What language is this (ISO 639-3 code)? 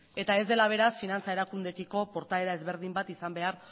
eus